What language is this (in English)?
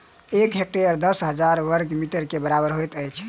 Maithili